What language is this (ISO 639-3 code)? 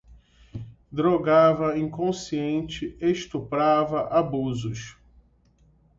por